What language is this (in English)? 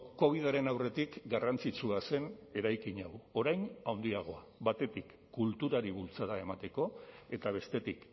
Basque